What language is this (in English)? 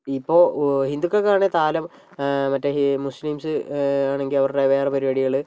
Malayalam